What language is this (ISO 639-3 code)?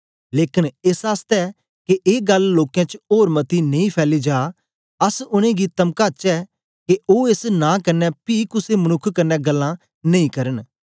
doi